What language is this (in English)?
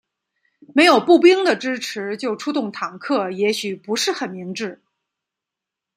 Chinese